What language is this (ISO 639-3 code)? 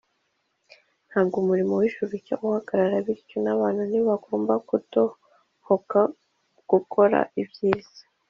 kin